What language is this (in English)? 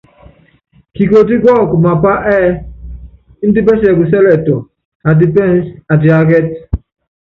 Yangben